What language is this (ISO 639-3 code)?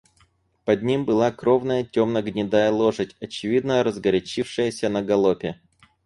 rus